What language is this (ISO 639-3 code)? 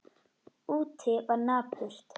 isl